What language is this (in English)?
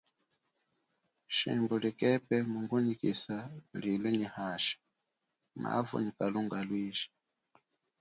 Chokwe